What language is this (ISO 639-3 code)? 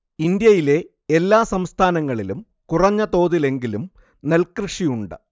mal